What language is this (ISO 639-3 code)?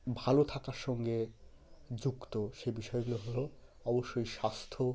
ben